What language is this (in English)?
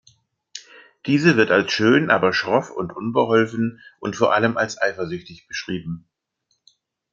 German